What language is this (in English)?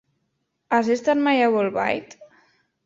Catalan